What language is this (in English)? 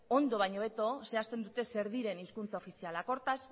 Basque